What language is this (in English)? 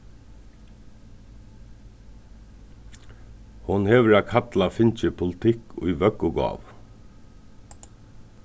Faroese